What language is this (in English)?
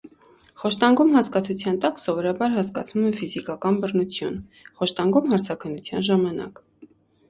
Armenian